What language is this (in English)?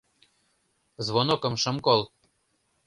Mari